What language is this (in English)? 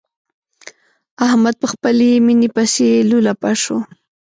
Pashto